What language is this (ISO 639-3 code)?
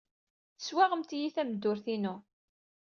kab